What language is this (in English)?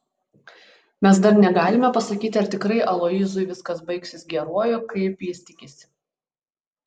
Lithuanian